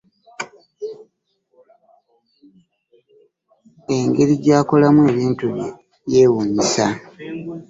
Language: Ganda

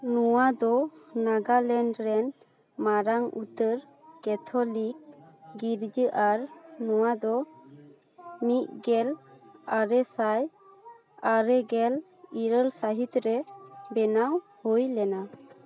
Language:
Santali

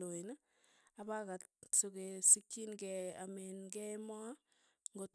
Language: Tugen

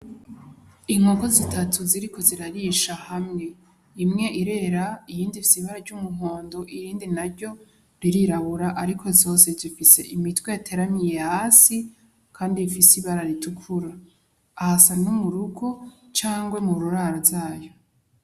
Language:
Rundi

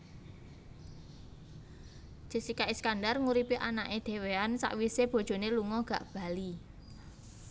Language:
Javanese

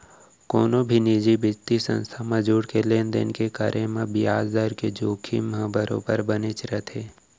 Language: Chhattisgarhi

